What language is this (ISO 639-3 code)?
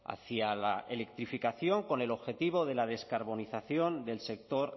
spa